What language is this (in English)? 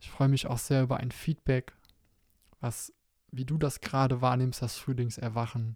German